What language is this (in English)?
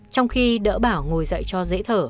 Vietnamese